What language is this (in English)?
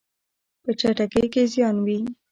Pashto